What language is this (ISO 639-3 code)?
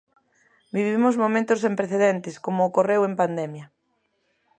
glg